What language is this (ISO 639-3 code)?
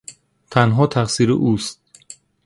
fas